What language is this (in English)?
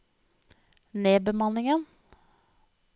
Norwegian